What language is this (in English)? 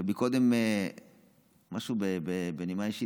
Hebrew